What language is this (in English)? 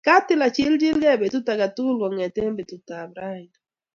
Kalenjin